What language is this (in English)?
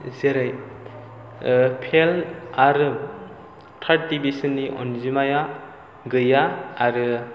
Bodo